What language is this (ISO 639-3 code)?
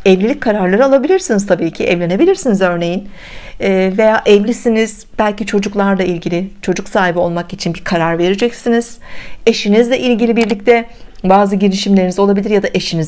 tur